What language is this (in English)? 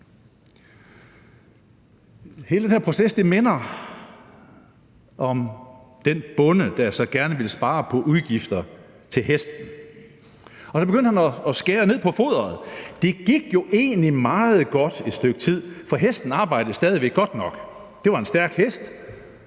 Danish